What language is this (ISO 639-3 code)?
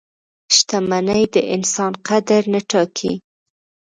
pus